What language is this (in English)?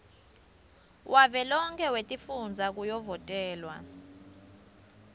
Swati